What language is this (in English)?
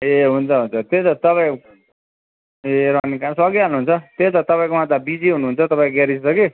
Nepali